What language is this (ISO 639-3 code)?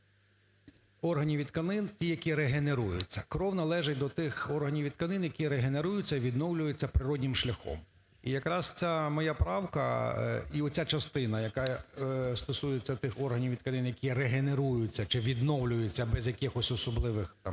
ukr